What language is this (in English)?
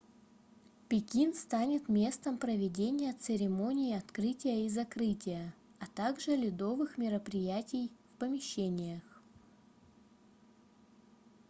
Russian